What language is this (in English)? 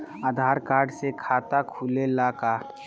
Bhojpuri